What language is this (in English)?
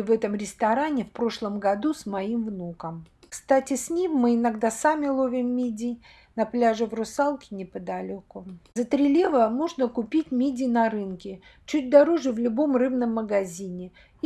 Russian